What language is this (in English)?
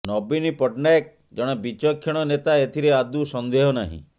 Odia